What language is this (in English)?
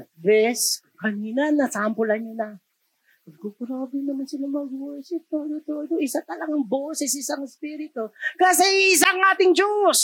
Filipino